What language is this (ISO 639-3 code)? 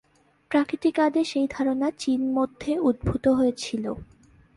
ben